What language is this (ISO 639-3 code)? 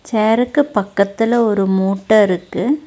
tam